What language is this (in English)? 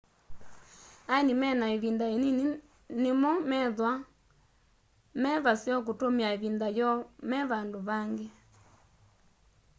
Kamba